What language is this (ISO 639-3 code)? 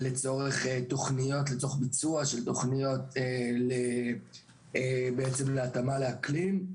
heb